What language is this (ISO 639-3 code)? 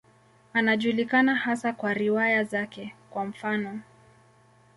swa